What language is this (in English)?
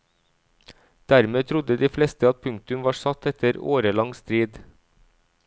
Norwegian